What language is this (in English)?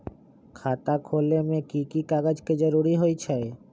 Magahi